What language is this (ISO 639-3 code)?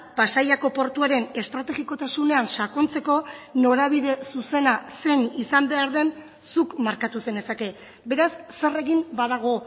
eus